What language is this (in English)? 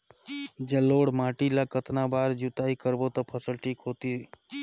Chhattisgarhi